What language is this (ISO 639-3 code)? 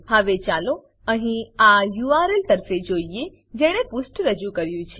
guj